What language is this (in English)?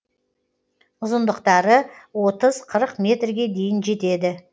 Kazakh